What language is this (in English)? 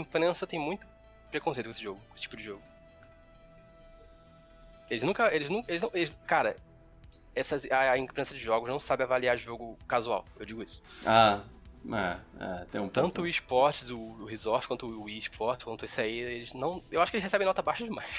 Portuguese